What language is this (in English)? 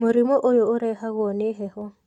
Kikuyu